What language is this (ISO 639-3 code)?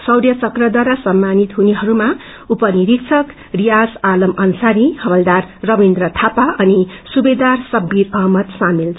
nep